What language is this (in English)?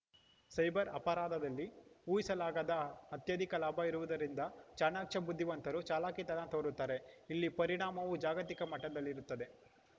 Kannada